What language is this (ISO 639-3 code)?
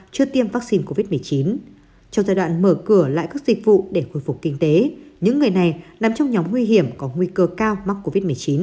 vie